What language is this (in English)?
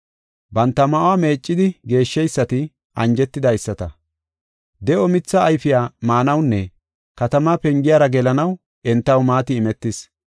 Gofa